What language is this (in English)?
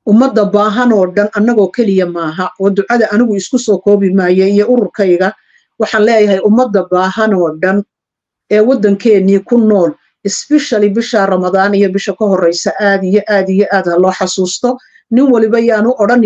Arabic